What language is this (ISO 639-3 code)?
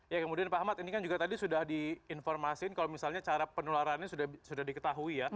ind